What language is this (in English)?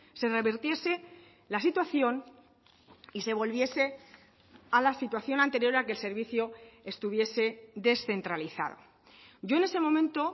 Spanish